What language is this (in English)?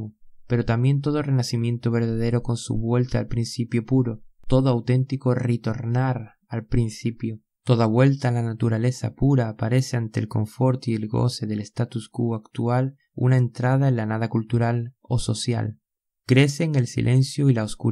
Spanish